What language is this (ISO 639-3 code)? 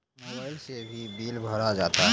mai